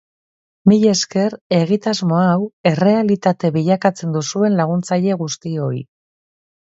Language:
Basque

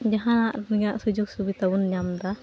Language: Santali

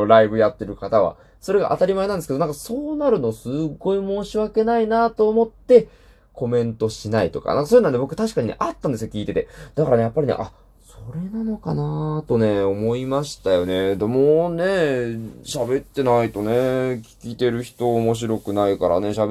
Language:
Japanese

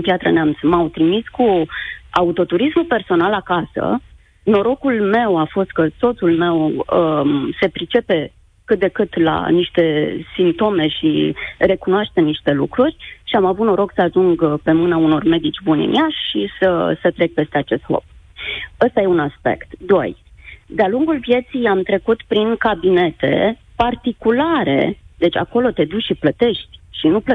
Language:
Romanian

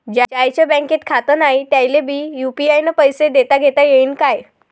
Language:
Marathi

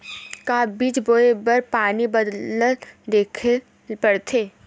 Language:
Chhattisgarhi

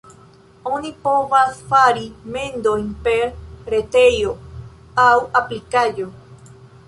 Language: Esperanto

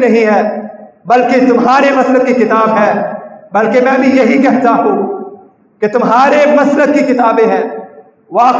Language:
Urdu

